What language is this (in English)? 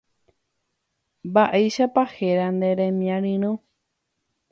Guarani